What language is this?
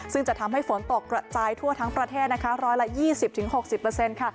Thai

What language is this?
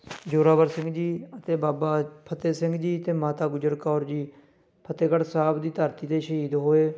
Punjabi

